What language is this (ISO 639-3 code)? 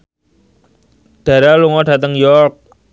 jav